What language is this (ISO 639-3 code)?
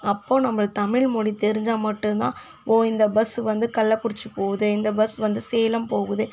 tam